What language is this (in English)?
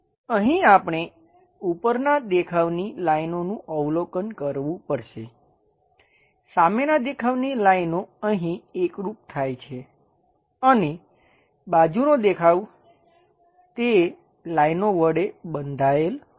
Gujarati